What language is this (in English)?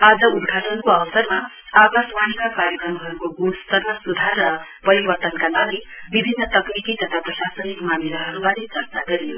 Nepali